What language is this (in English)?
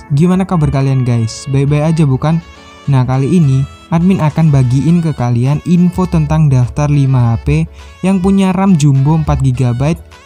Indonesian